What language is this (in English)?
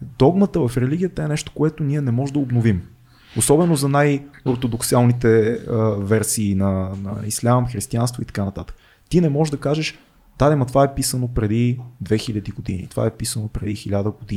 Bulgarian